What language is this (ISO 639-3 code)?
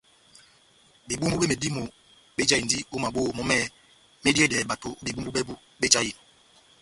bnm